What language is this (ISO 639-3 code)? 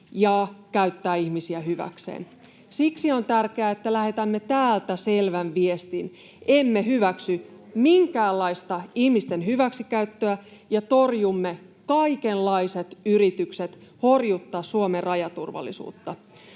fin